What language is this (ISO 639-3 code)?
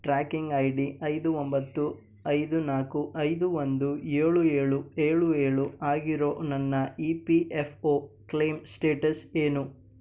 kan